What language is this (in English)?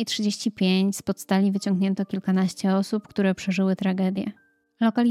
Polish